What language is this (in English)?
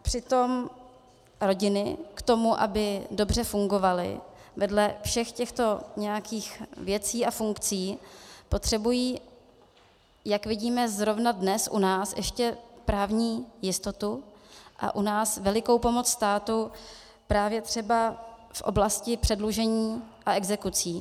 Czech